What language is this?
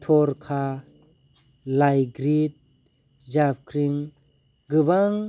Bodo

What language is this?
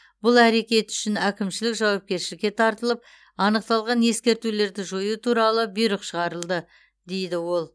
Kazakh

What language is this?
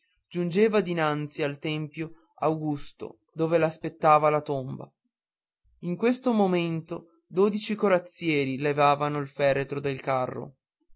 Italian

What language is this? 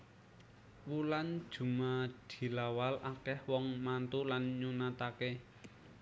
Javanese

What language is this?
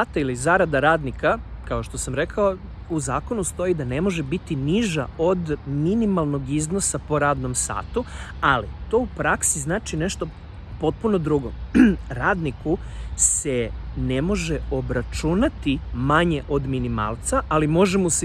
Serbian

